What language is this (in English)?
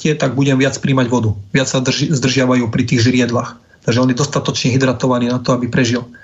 Slovak